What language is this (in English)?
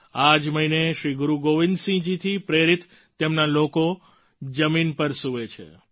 Gujarati